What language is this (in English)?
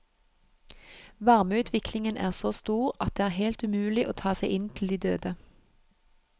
Norwegian